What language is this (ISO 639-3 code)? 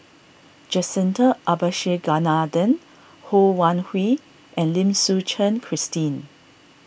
eng